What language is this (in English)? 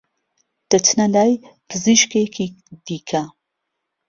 Central Kurdish